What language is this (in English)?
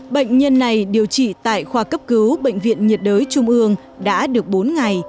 Vietnamese